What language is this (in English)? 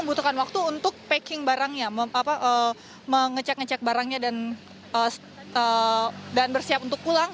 Indonesian